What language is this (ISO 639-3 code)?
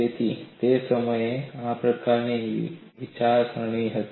guj